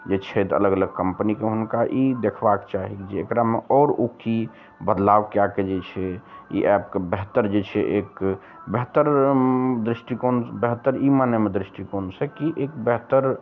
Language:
Maithili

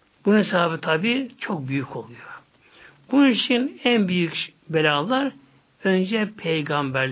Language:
Turkish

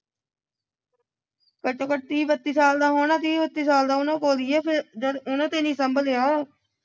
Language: Punjabi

